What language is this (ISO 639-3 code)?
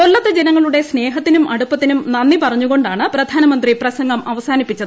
mal